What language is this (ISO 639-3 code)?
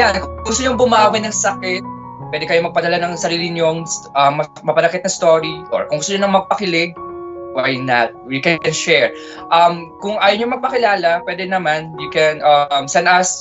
fil